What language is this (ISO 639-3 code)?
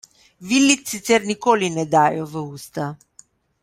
slv